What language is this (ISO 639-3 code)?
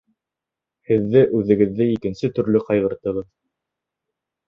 bak